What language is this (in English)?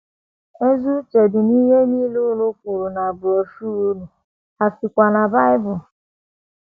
Igbo